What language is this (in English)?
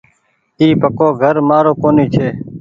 Goaria